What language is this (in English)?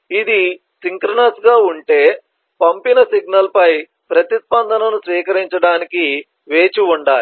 Telugu